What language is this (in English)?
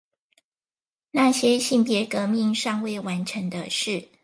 Chinese